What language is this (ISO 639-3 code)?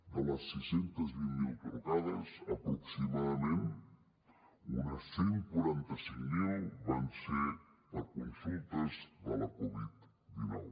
cat